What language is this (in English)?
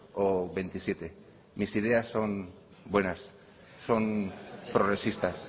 Spanish